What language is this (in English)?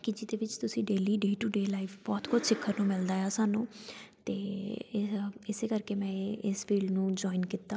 Punjabi